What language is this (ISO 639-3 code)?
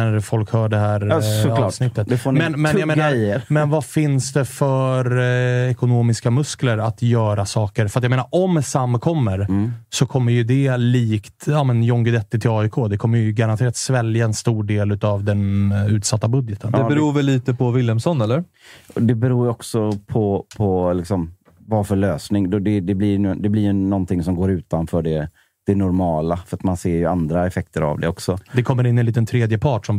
swe